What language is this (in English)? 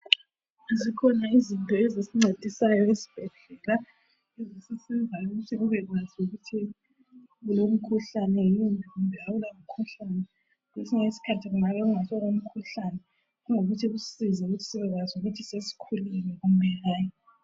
North Ndebele